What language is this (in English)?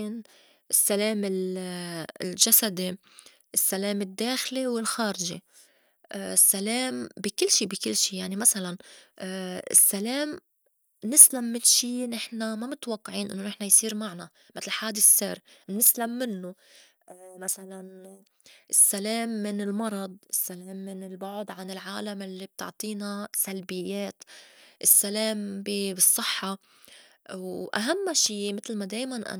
North Levantine Arabic